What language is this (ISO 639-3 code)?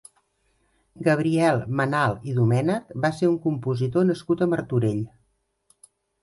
cat